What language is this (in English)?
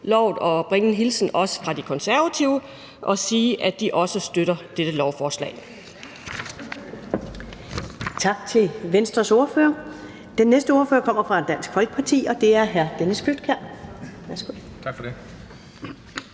Danish